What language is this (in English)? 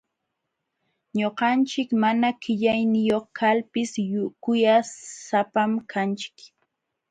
Jauja Wanca Quechua